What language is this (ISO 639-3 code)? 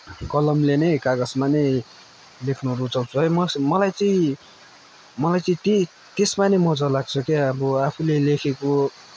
nep